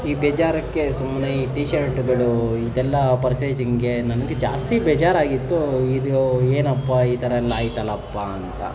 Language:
Kannada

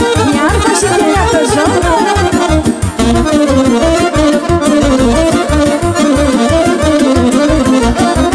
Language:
Romanian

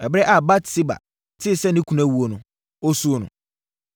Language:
Akan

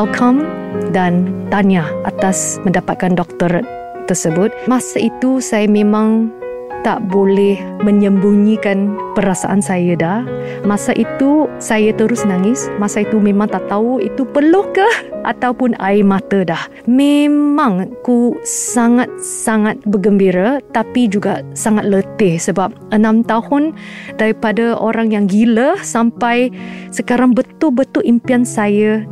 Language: Malay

